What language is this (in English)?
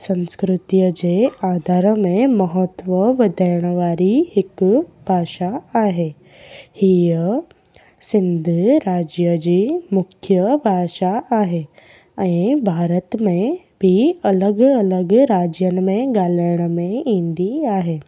Sindhi